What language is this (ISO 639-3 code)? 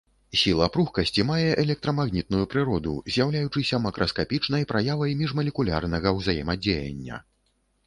bel